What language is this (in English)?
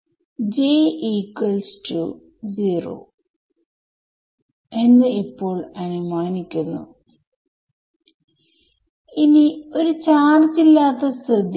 Malayalam